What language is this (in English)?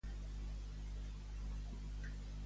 Catalan